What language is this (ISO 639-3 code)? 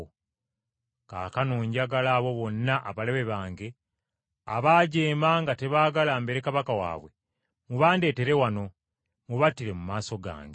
lug